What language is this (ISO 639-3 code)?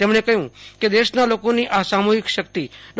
guj